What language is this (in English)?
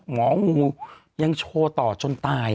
Thai